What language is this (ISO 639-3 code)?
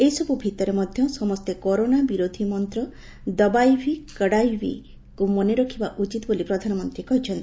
ori